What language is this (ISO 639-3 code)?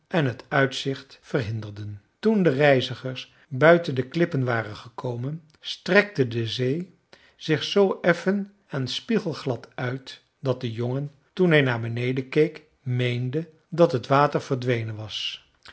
nld